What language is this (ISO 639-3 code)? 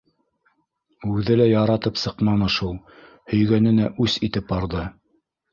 bak